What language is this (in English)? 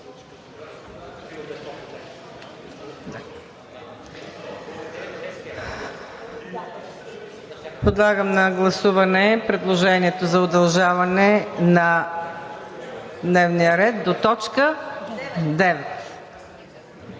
Bulgarian